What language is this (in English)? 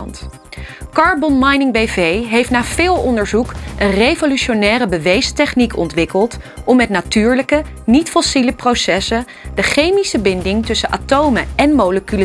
Dutch